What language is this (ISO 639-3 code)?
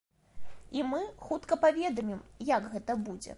bel